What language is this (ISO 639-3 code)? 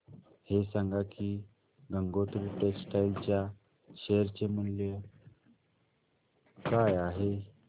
mar